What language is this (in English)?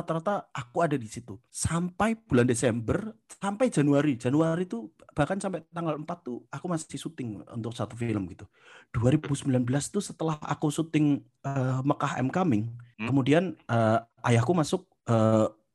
Indonesian